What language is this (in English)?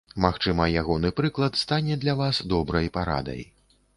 Belarusian